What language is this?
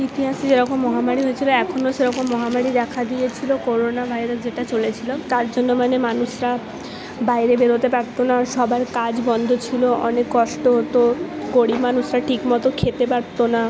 Bangla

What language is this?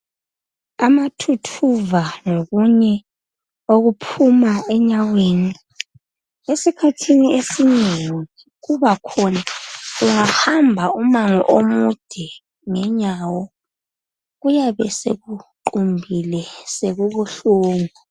North Ndebele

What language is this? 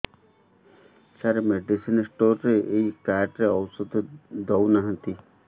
Odia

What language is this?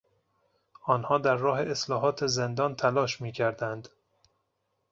Persian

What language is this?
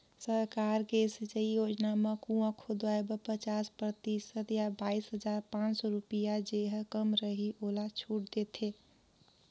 Chhattisgarhi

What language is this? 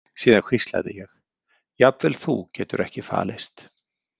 Icelandic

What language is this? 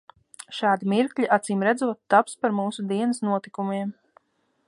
Latvian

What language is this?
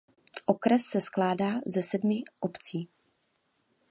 Czech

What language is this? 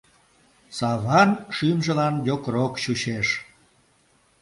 Mari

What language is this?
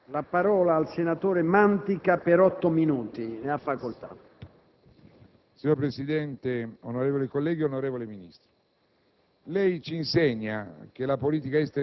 Italian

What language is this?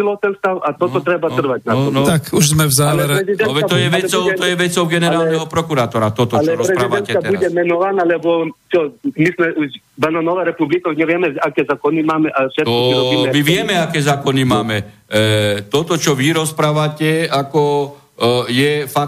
Slovak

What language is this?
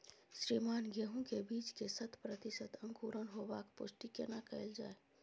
Maithili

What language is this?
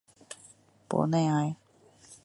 Chinese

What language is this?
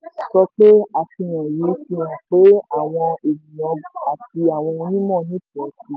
Yoruba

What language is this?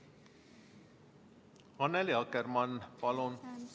Estonian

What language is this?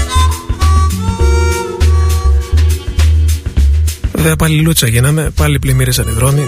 Greek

